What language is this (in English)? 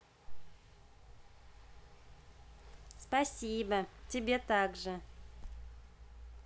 Russian